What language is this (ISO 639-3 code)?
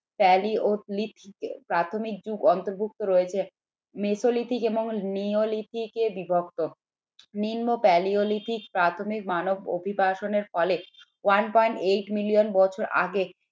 ben